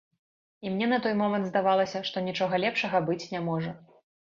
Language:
Belarusian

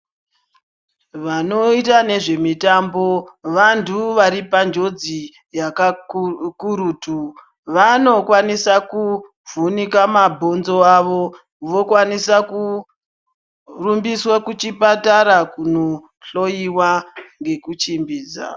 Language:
Ndau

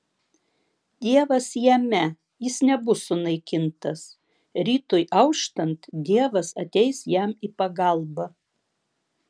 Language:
Lithuanian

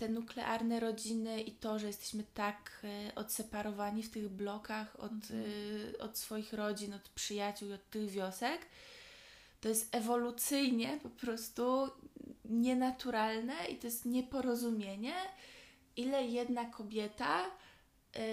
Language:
Polish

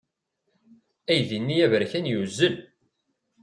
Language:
Kabyle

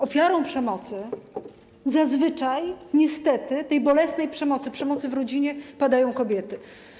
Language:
Polish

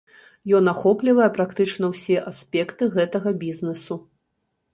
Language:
Belarusian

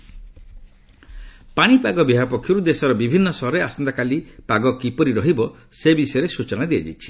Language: Odia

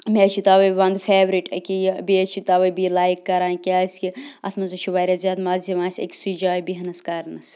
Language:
Kashmiri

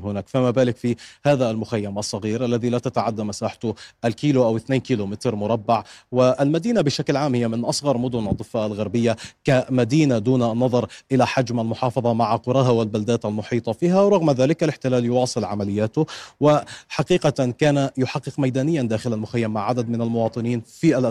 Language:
Arabic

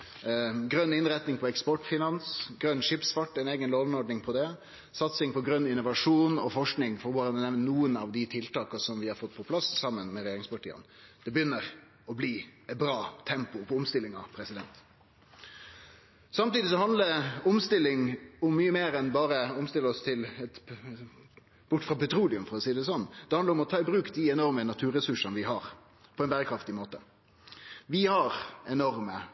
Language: Norwegian Nynorsk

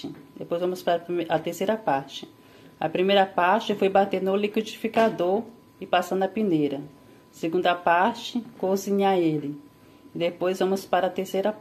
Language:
Portuguese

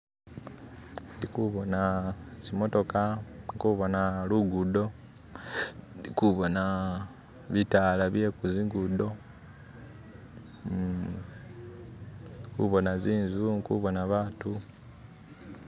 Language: Masaaba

